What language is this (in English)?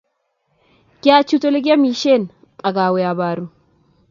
Kalenjin